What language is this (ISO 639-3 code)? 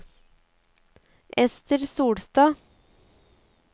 nor